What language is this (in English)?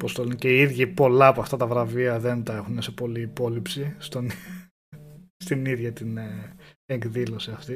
Greek